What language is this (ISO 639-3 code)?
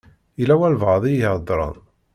kab